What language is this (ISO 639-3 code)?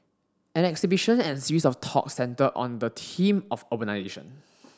eng